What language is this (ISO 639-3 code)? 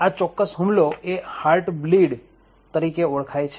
guj